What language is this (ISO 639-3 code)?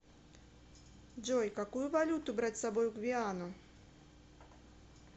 rus